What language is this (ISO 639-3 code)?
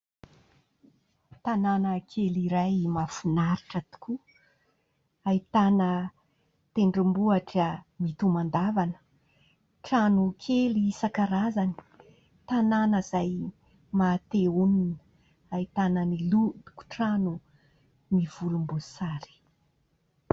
mlg